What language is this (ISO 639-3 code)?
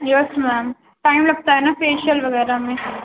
urd